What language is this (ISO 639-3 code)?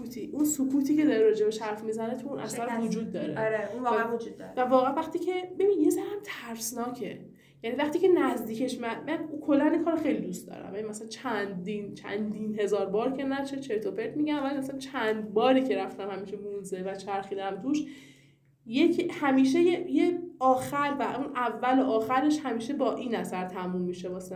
fas